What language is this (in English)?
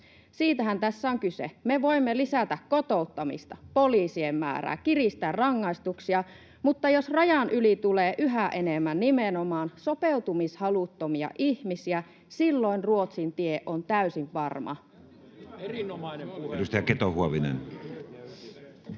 Finnish